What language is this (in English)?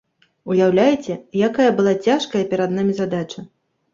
Belarusian